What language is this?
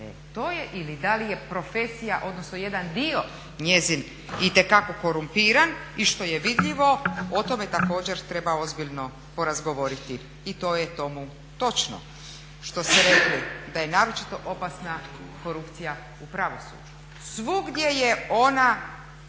Croatian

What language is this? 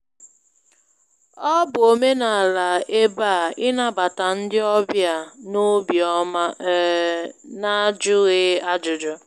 Igbo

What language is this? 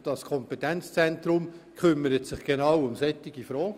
Swiss German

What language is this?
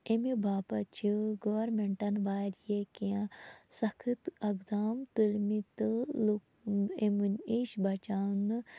Kashmiri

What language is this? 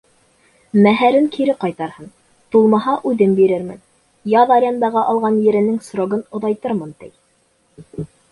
Bashkir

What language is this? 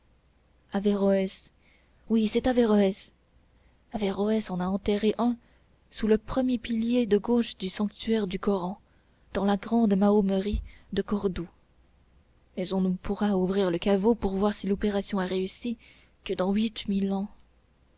French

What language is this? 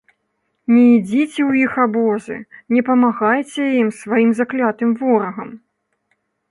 Belarusian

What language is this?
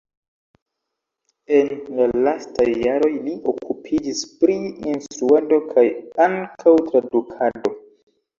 Esperanto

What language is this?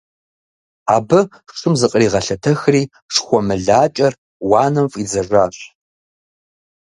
Kabardian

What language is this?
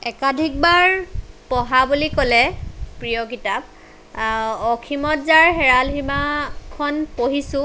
Assamese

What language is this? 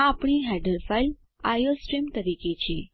Gujarati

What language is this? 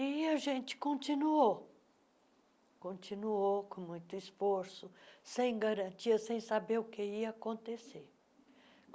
Portuguese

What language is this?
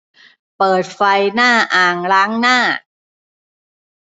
Thai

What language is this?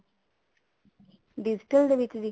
Punjabi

